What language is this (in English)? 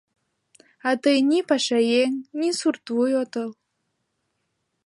Mari